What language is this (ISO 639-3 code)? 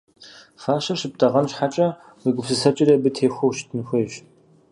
kbd